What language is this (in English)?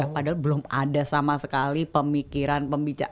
Indonesian